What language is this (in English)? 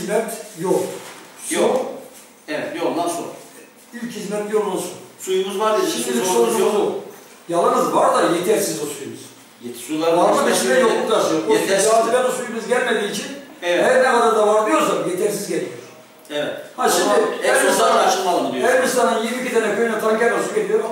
Turkish